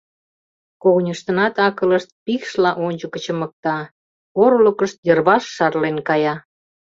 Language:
Mari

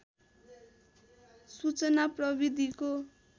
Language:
Nepali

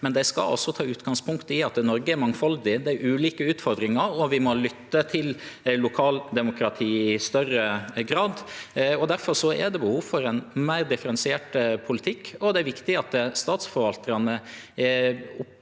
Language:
Norwegian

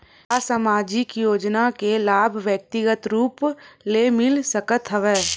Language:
Chhattisgarhi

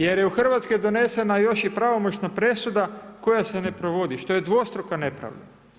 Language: Croatian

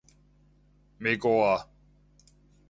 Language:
Cantonese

